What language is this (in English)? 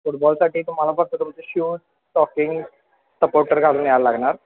Marathi